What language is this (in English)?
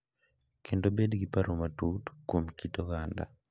Luo (Kenya and Tanzania)